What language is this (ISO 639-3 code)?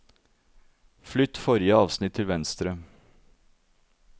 nor